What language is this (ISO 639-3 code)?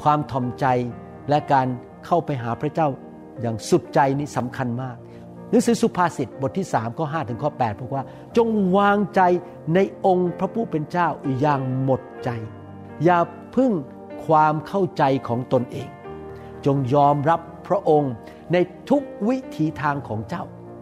tha